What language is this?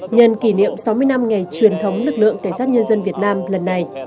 Vietnamese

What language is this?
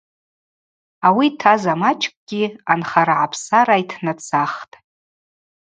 Abaza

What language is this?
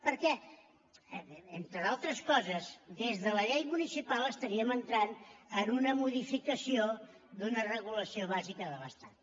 Catalan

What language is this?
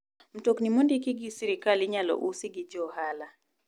Luo (Kenya and Tanzania)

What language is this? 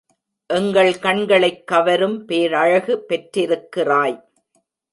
Tamil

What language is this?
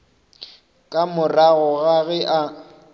Northern Sotho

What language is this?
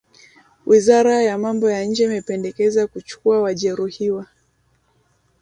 Swahili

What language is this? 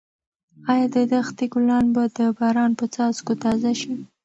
Pashto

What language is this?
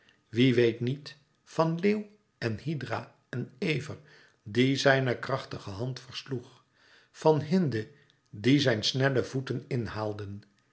Dutch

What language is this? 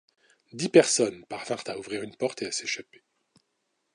French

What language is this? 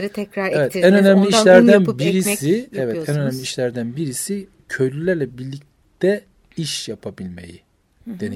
Turkish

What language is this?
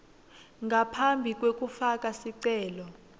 Swati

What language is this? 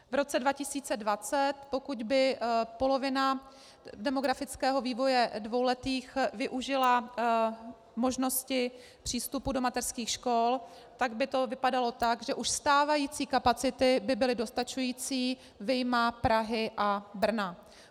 Czech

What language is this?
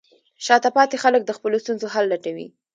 Pashto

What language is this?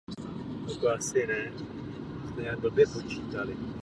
Czech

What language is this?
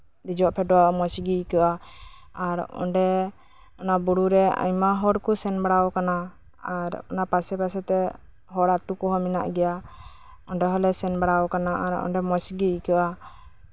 Santali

